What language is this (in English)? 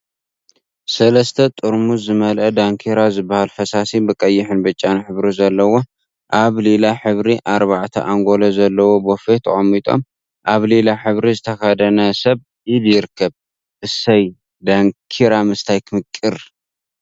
Tigrinya